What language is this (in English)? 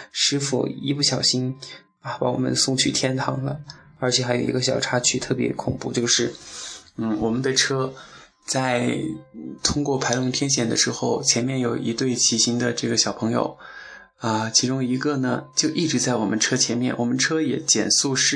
Chinese